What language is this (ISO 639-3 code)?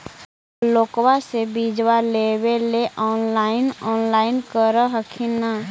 mag